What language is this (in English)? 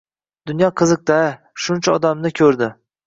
Uzbek